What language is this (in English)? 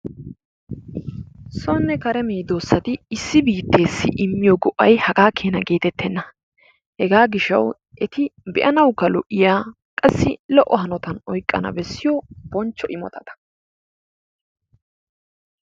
Wolaytta